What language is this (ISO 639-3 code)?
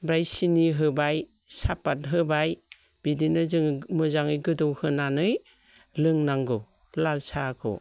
brx